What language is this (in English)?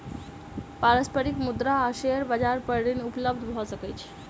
Maithili